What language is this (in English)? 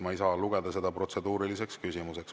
Estonian